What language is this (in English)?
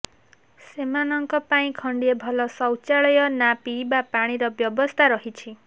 Odia